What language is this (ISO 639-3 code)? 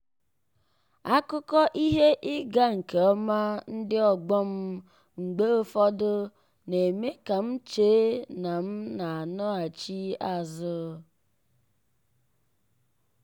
ibo